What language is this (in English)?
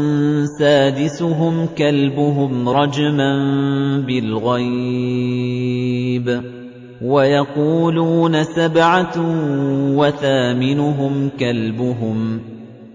Arabic